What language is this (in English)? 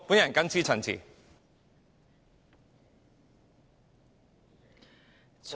Cantonese